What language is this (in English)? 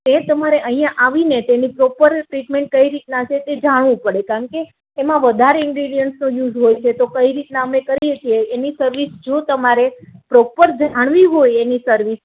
Gujarati